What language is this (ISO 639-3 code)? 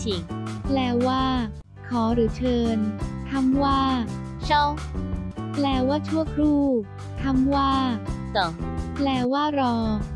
tha